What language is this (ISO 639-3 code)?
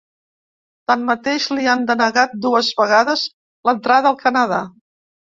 cat